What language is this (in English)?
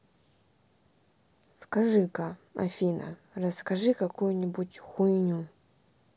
Russian